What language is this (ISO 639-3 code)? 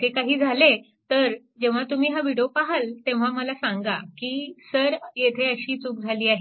mar